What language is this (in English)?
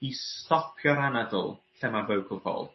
Welsh